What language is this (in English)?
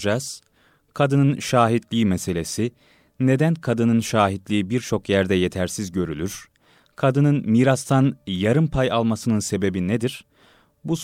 Turkish